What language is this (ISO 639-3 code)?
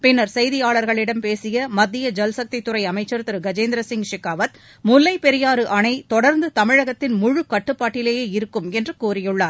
tam